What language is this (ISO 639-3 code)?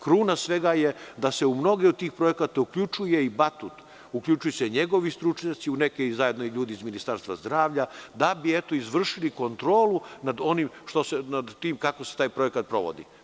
srp